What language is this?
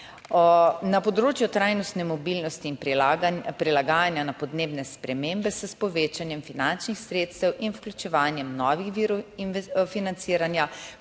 Slovenian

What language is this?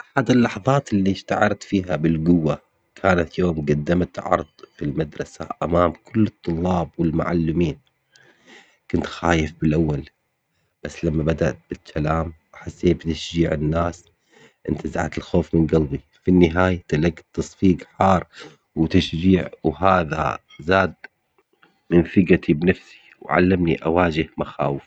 Omani Arabic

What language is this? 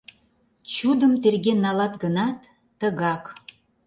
Mari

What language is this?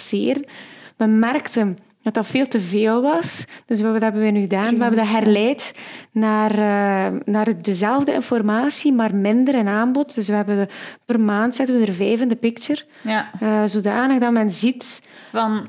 Dutch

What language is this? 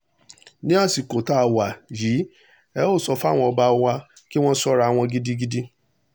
Yoruba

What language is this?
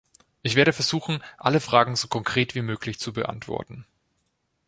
German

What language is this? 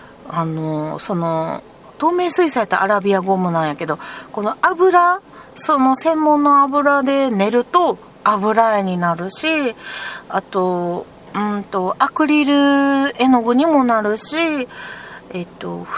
Japanese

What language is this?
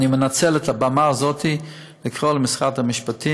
Hebrew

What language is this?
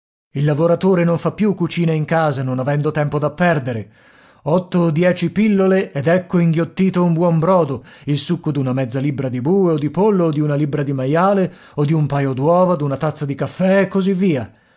Italian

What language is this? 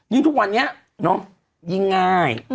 Thai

